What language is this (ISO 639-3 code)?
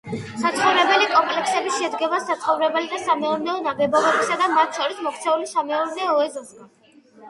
kat